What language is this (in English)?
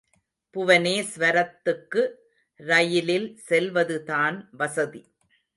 Tamil